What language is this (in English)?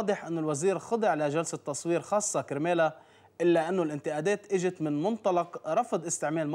Arabic